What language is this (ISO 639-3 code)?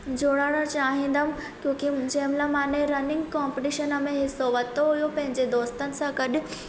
snd